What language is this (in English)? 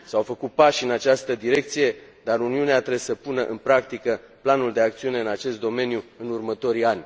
Romanian